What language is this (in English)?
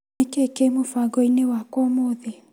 Kikuyu